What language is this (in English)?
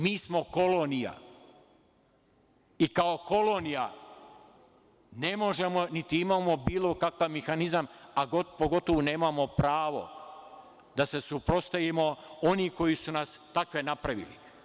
Serbian